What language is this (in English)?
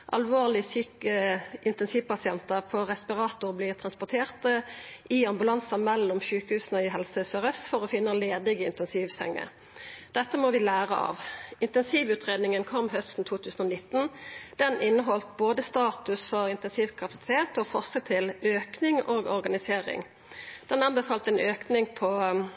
Norwegian Nynorsk